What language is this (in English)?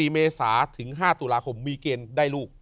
Thai